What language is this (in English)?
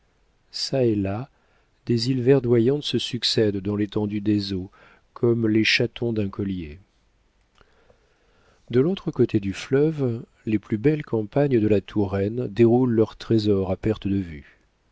French